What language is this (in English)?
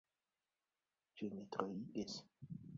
Esperanto